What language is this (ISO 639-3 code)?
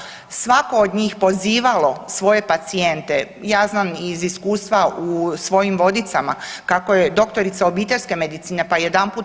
hrv